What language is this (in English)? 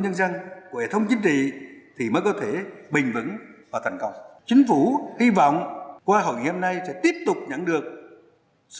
Vietnamese